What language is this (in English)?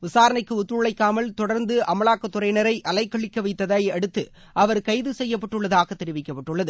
Tamil